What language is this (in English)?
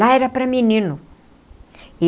Portuguese